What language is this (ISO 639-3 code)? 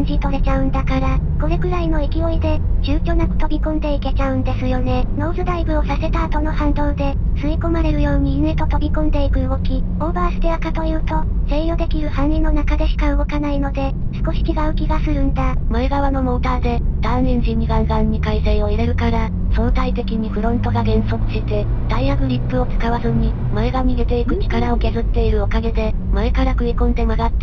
jpn